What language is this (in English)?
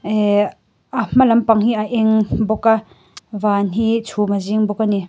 Mizo